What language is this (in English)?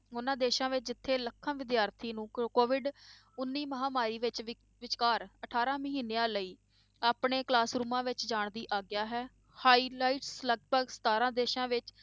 Punjabi